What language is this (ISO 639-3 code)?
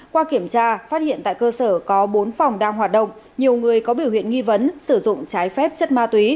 vie